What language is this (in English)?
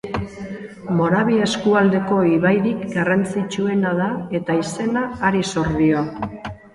Basque